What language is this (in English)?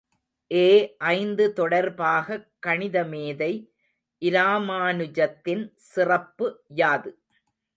Tamil